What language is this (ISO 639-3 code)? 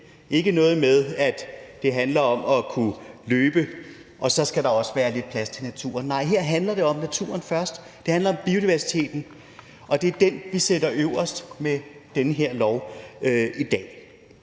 dan